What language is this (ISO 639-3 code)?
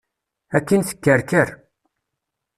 kab